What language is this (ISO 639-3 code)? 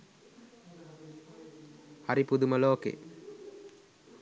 sin